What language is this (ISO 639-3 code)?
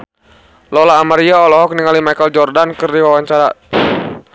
sun